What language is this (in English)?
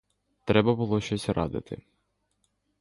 Ukrainian